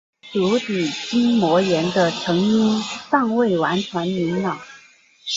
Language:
Chinese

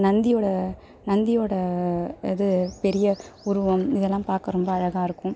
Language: Tamil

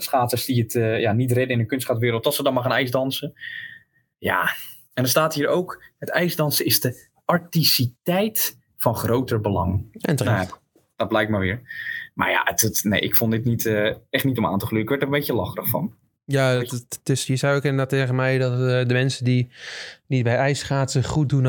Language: Dutch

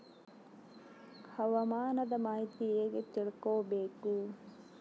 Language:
Kannada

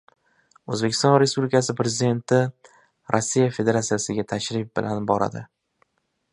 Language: Uzbek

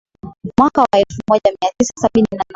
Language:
Swahili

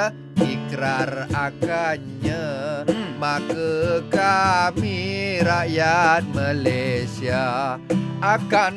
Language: Malay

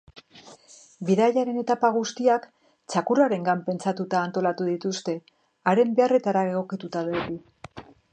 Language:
Basque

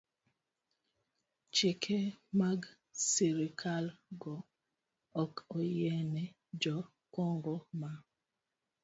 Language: Luo (Kenya and Tanzania)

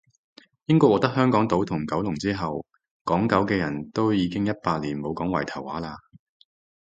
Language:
Cantonese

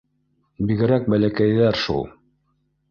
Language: Bashkir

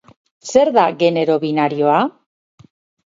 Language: Basque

